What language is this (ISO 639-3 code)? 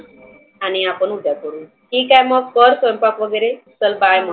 mar